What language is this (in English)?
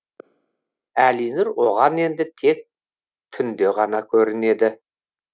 Kazakh